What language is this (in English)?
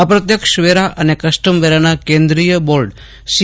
Gujarati